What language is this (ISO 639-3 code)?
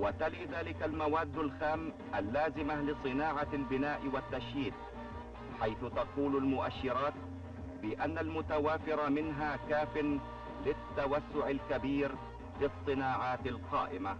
ara